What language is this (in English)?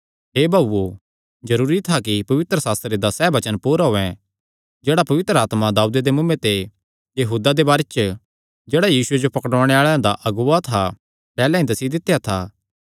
Kangri